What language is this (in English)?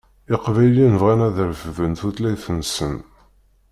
Kabyle